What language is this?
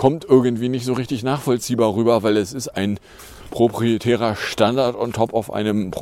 German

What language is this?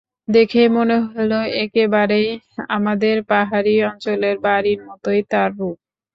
Bangla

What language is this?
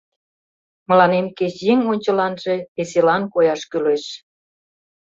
Mari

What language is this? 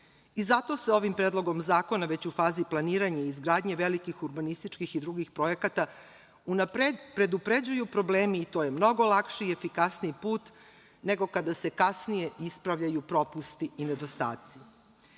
Serbian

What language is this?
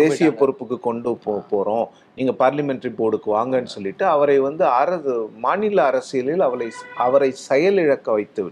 Tamil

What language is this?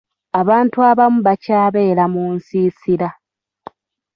Ganda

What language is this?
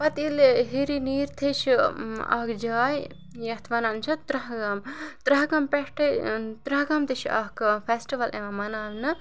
Kashmiri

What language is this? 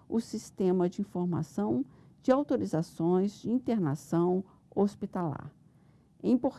Portuguese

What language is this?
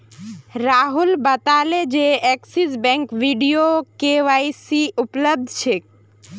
Magahi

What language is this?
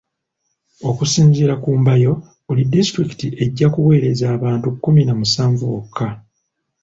Ganda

